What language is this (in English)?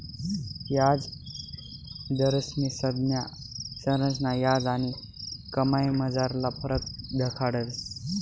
Marathi